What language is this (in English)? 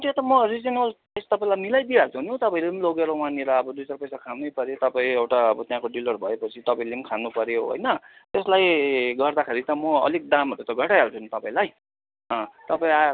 Nepali